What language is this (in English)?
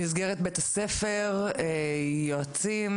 Hebrew